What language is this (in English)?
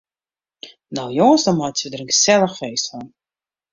Western Frisian